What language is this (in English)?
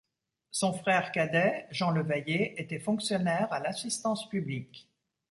French